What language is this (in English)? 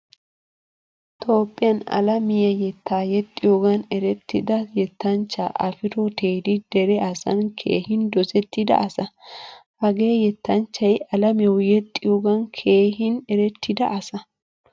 Wolaytta